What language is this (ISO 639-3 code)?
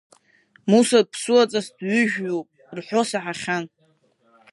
abk